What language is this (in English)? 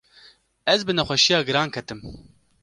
Kurdish